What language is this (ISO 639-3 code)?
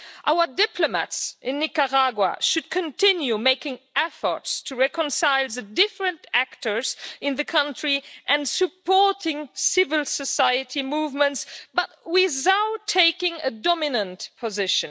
eng